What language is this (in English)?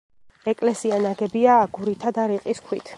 Georgian